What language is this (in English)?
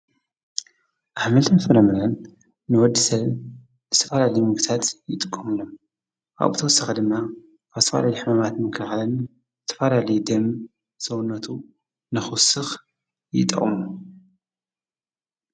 Tigrinya